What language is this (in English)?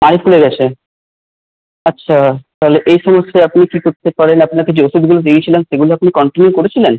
Bangla